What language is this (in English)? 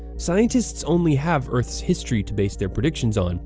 English